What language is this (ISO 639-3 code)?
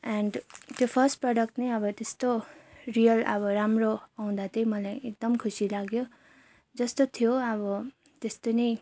nep